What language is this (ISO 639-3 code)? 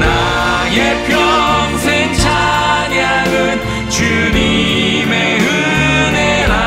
kor